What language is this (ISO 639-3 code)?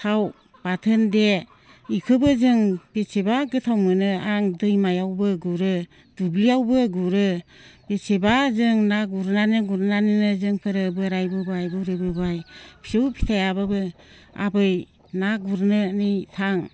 brx